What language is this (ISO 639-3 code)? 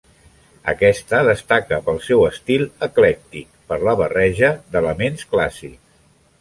cat